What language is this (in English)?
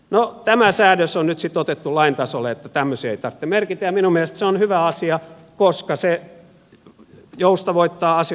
Finnish